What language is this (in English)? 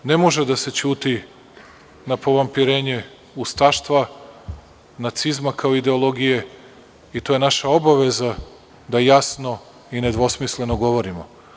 Serbian